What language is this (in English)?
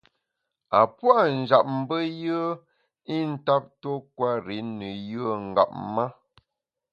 Bamun